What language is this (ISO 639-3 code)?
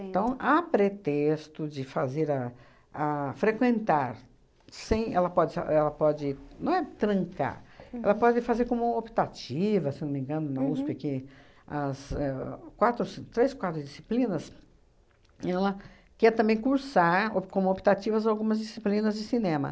por